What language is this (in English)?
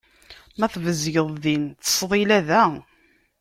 Kabyle